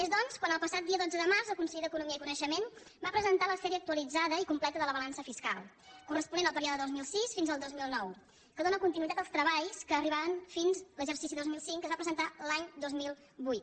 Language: Catalan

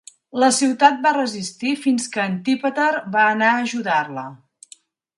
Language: Catalan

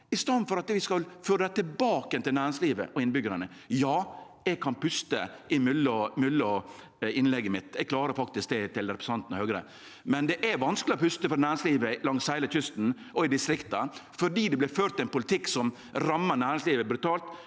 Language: Norwegian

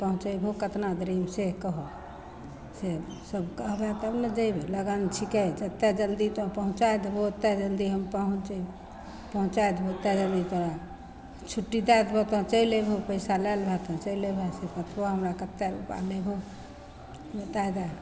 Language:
Maithili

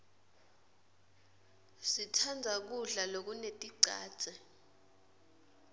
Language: Swati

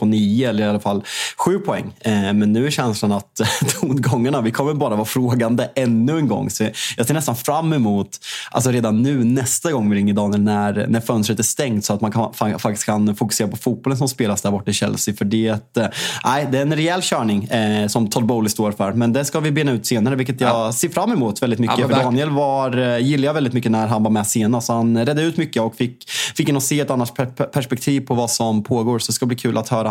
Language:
Swedish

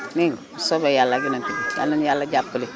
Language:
Wolof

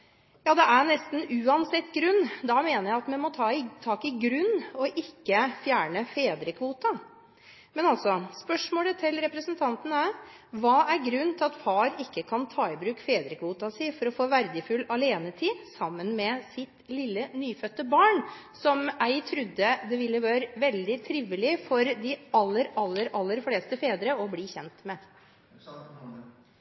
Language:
Norwegian Bokmål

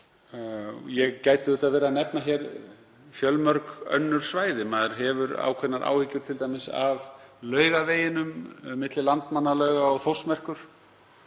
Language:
Icelandic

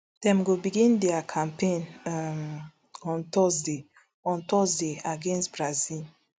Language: Nigerian Pidgin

